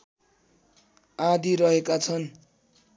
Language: Nepali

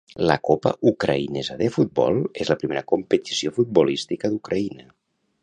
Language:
Catalan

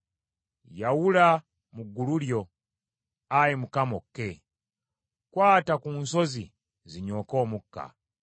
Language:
Ganda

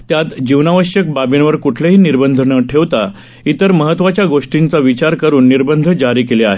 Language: Marathi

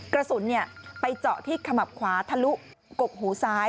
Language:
Thai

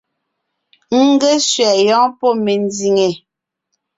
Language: Ngiemboon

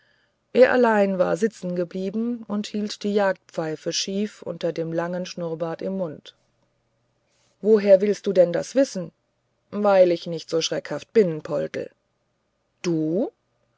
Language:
German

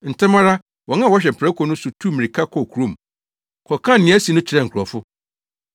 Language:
Akan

